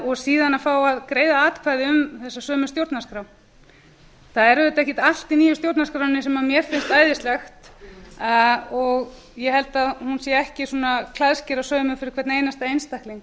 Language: Icelandic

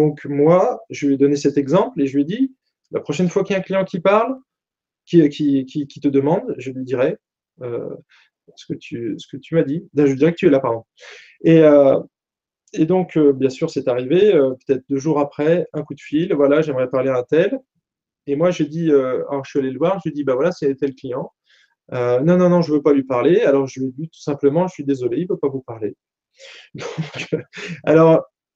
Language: French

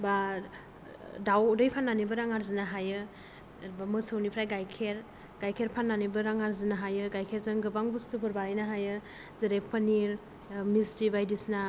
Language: Bodo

